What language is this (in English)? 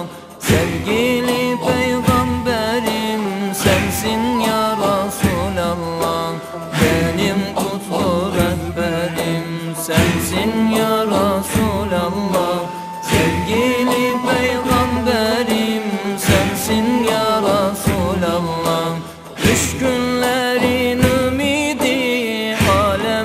Turkish